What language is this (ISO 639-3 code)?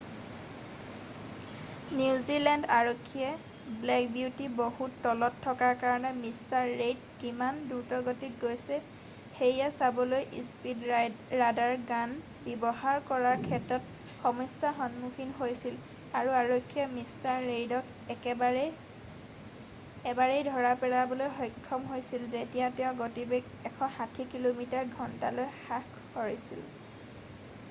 asm